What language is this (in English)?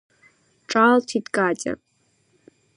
Abkhazian